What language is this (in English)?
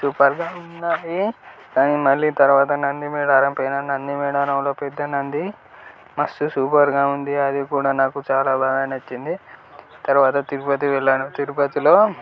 Telugu